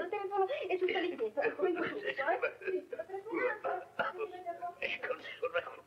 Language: Italian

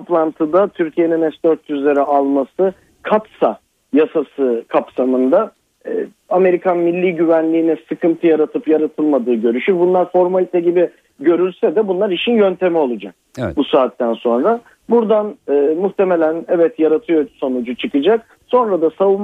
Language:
Turkish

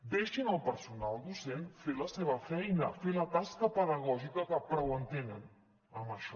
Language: Catalan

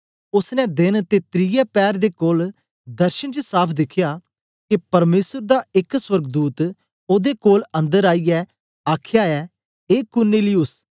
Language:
Dogri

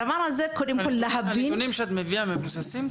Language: Hebrew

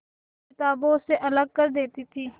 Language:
Hindi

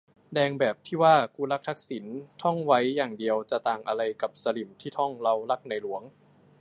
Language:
Thai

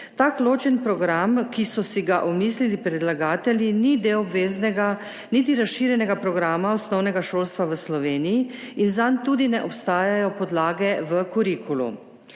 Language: Slovenian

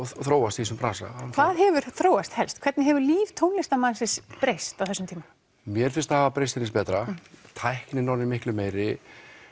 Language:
Icelandic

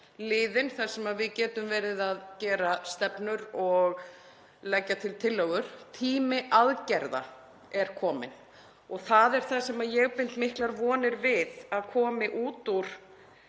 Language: Icelandic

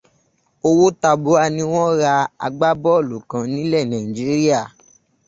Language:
Yoruba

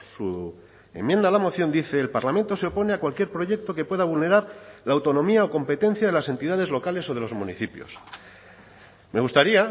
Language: Spanish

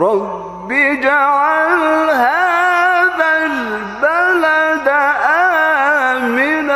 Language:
Arabic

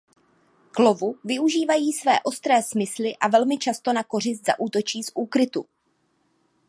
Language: Czech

